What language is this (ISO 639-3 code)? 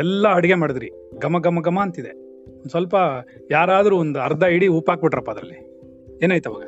kan